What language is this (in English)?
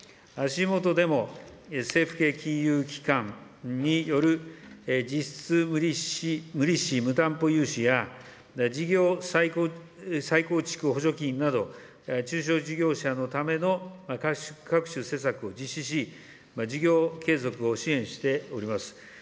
Japanese